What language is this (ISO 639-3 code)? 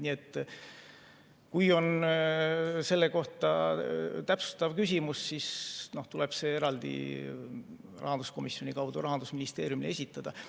est